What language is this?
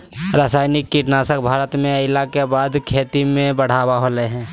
Magahi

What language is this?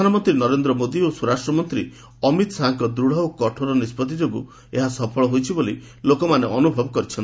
Odia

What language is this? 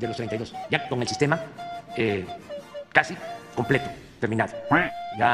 Spanish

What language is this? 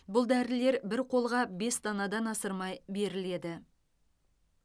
Kazakh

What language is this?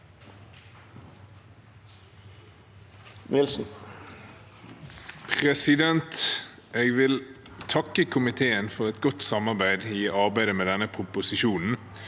Norwegian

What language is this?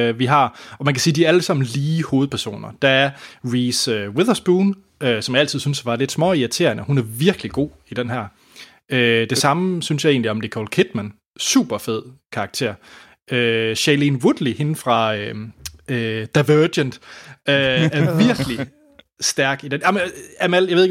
Danish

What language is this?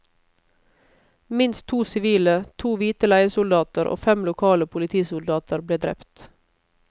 Norwegian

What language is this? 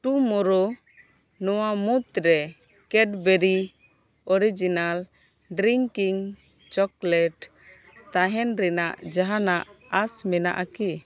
Santali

